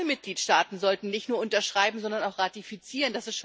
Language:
German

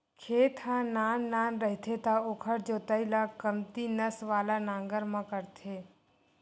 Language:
Chhattisgarhi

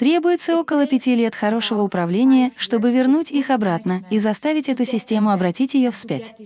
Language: Russian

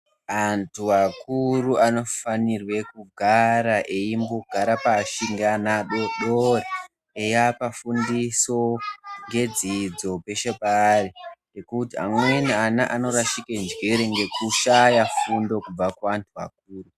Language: Ndau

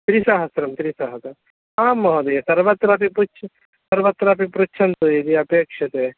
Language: Sanskrit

